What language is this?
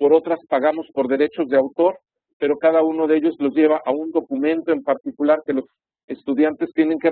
Spanish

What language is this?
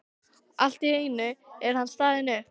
Icelandic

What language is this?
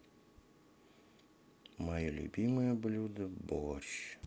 Russian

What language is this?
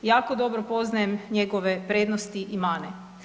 Croatian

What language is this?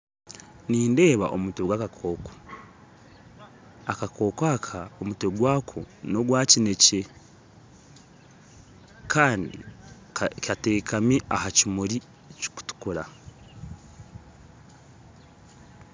Nyankole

